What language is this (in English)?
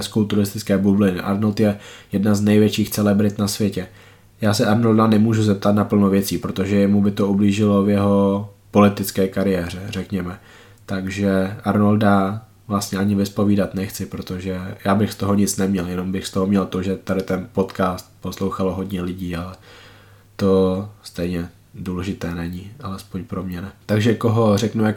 Czech